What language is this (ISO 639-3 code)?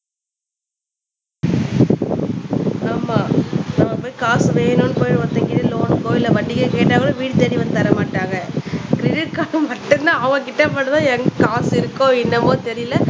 tam